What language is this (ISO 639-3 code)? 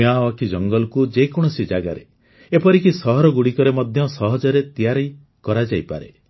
ori